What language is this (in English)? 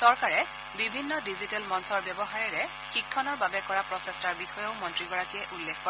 Assamese